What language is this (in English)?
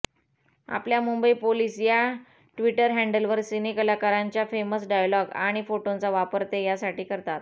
Marathi